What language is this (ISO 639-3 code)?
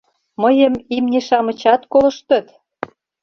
chm